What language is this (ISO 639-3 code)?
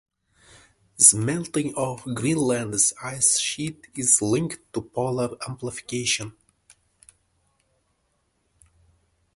eng